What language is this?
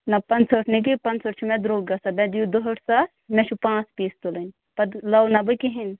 Kashmiri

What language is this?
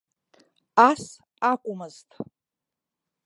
Abkhazian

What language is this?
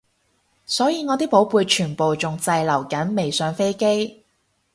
Cantonese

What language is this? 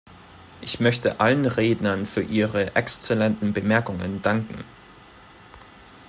German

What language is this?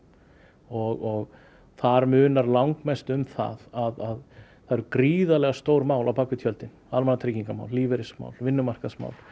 Icelandic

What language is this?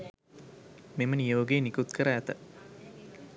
Sinhala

